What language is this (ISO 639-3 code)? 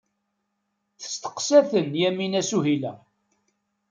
kab